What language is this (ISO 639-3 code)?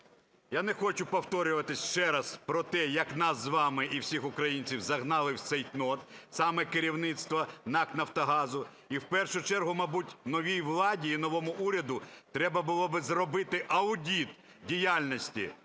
ukr